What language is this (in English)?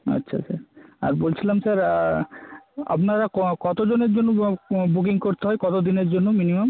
Bangla